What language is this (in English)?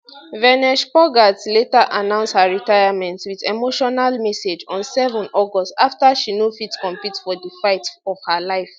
Nigerian Pidgin